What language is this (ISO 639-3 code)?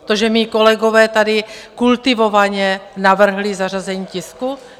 ces